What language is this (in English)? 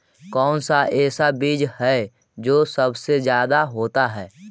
Magahi